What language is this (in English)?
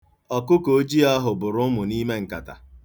Igbo